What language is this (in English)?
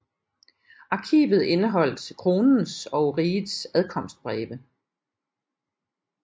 Danish